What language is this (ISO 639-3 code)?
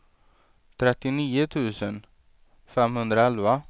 swe